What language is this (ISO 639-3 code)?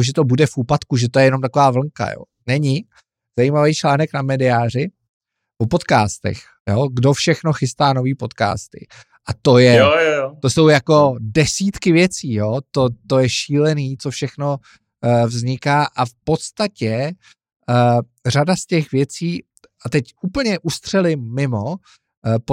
ces